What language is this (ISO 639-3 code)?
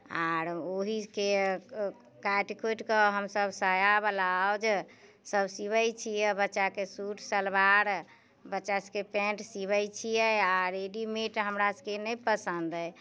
mai